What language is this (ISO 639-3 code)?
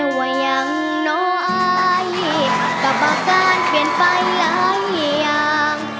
tha